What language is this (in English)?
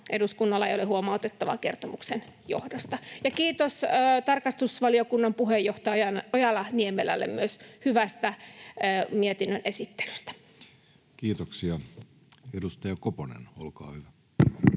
Finnish